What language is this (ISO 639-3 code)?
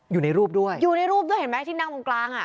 tha